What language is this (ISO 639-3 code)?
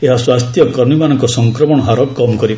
ori